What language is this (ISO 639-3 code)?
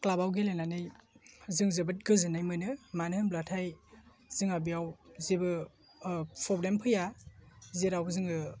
brx